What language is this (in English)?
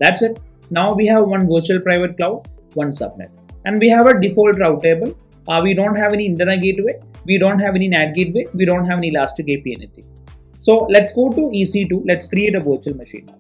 English